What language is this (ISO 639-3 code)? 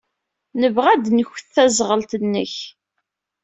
kab